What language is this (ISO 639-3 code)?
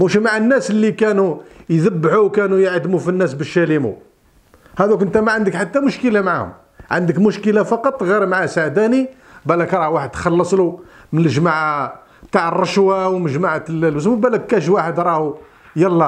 ara